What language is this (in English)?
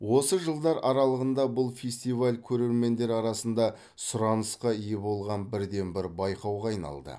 Kazakh